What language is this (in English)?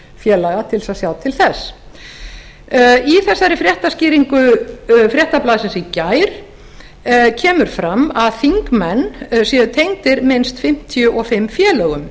Icelandic